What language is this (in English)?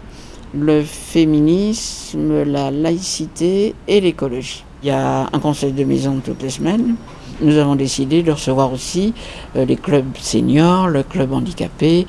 French